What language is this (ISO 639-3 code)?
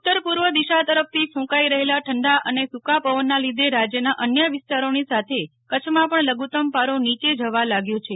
guj